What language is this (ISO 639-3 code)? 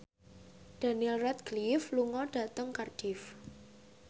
jav